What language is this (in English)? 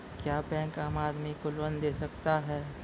Maithili